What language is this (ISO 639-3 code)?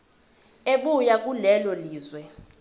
zul